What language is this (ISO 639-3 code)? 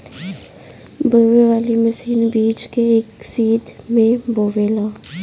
bho